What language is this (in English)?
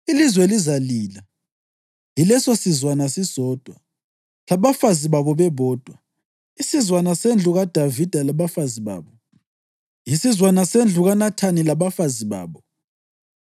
North Ndebele